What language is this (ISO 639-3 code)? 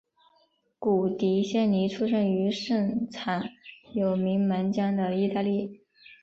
zho